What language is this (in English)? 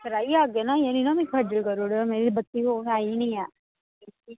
Dogri